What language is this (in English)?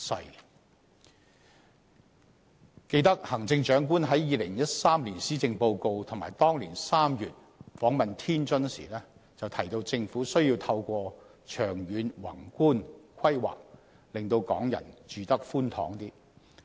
Cantonese